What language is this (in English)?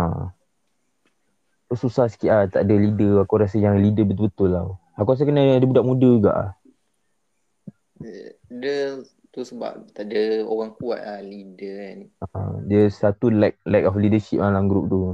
Malay